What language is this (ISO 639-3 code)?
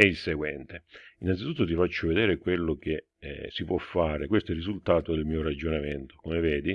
ita